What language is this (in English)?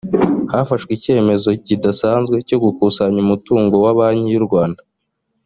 Kinyarwanda